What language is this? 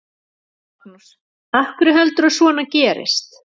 Icelandic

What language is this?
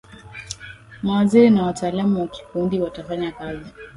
Swahili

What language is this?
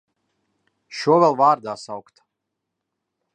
Latvian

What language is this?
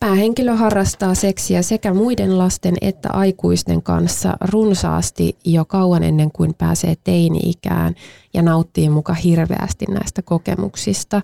Finnish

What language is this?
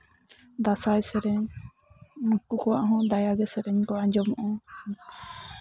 Santali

